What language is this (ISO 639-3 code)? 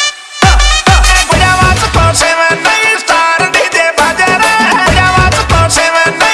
hin